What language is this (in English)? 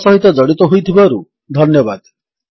Odia